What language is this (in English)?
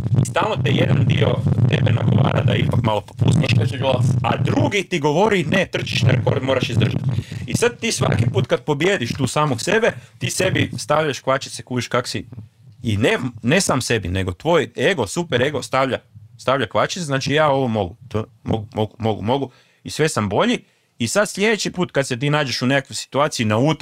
Croatian